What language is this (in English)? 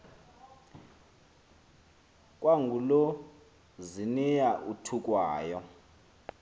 Xhosa